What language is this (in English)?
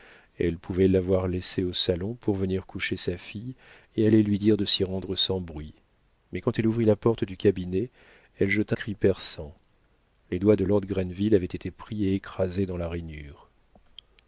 French